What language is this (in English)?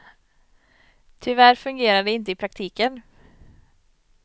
Swedish